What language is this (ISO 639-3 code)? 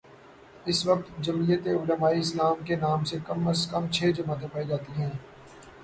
urd